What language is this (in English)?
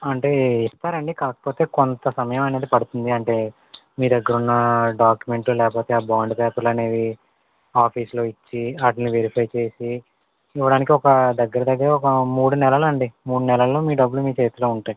Telugu